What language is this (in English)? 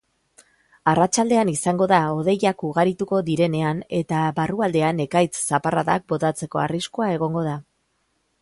Basque